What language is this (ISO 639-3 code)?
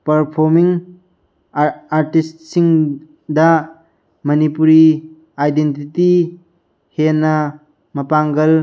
mni